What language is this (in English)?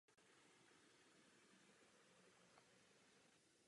Czech